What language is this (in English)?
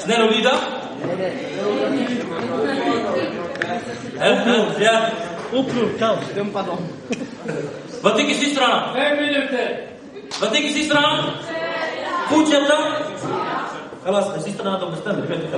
Swedish